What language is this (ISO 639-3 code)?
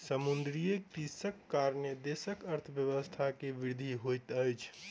mai